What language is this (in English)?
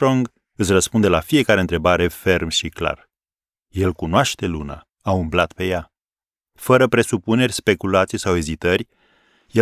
Romanian